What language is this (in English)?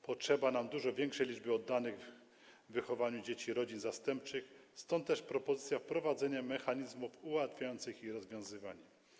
Polish